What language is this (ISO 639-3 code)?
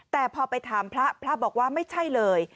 tha